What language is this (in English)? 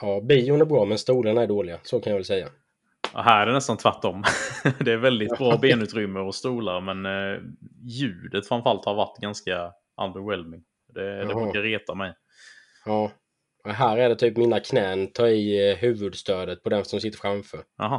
Swedish